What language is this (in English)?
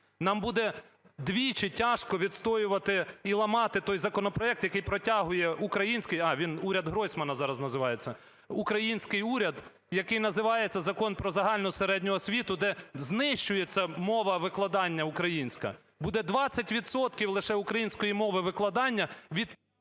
Ukrainian